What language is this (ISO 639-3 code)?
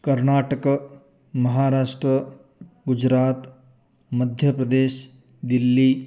san